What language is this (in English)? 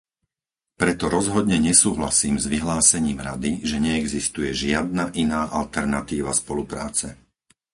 Slovak